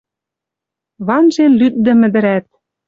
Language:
Western Mari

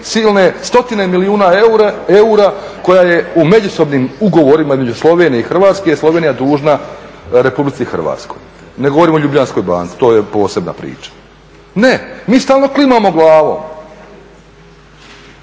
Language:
Croatian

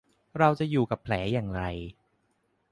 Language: Thai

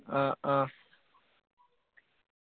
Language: Malayalam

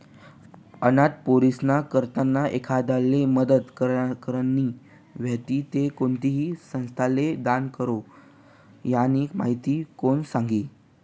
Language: Marathi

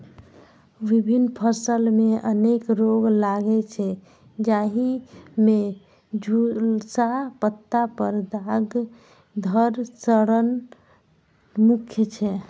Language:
Maithili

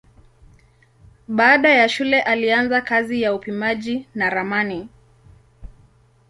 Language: Swahili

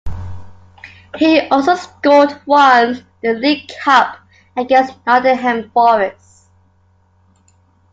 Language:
English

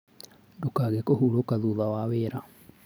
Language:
Kikuyu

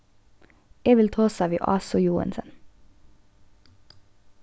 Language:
Faroese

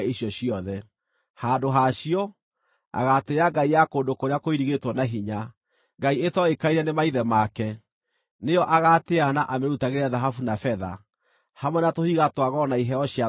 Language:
Kikuyu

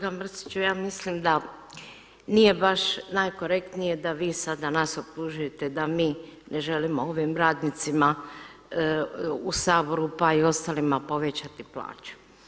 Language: Croatian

